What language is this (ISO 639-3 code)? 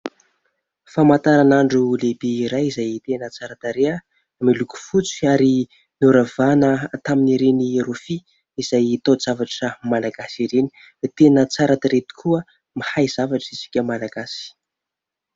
mlg